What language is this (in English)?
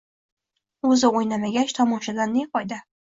Uzbek